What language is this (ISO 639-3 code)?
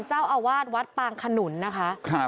tha